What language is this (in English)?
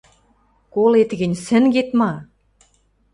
Western Mari